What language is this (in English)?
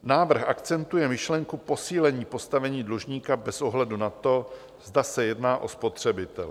Czech